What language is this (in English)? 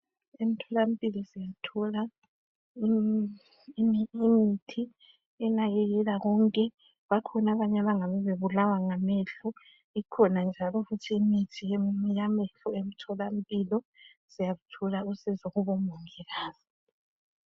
North Ndebele